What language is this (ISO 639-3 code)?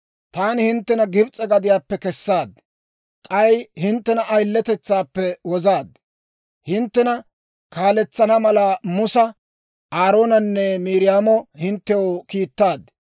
dwr